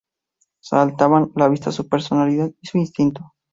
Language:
Spanish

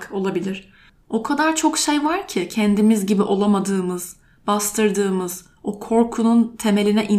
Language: Turkish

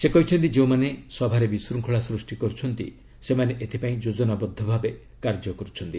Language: Odia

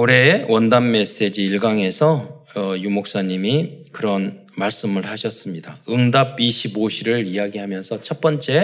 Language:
Korean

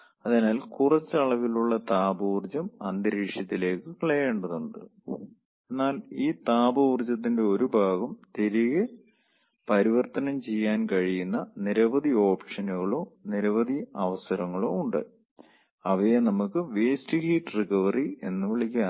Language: Malayalam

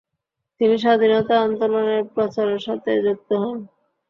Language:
Bangla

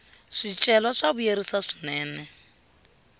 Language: Tsonga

